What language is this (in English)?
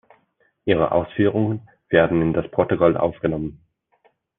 German